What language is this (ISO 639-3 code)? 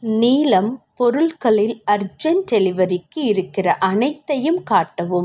tam